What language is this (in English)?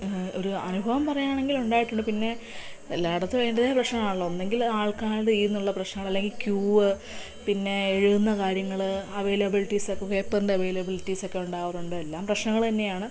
Malayalam